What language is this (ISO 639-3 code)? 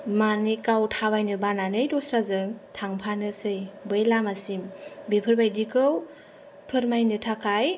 brx